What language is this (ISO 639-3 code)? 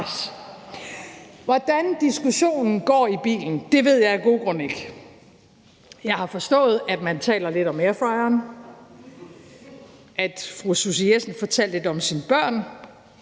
dan